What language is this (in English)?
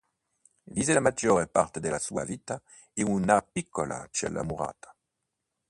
Italian